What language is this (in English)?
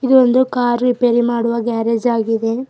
Kannada